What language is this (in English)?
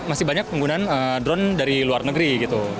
Indonesian